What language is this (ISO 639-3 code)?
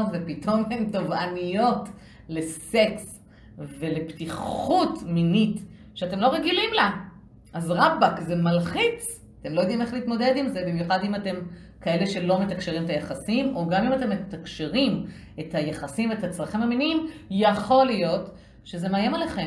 heb